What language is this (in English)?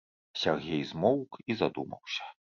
Belarusian